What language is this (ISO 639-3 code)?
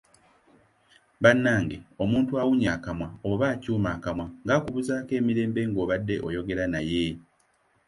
lug